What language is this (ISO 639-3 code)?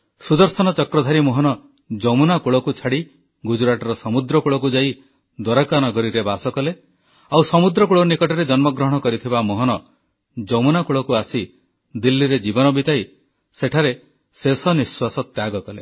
ori